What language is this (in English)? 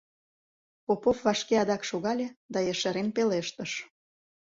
Mari